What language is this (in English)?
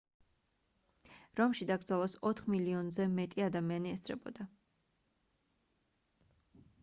Georgian